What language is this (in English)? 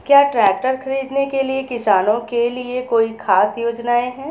Hindi